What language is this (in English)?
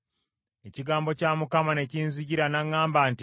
Ganda